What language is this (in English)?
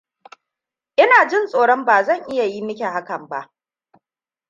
Hausa